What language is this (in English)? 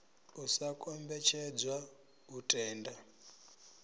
Venda